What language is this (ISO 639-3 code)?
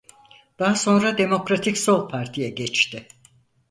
tur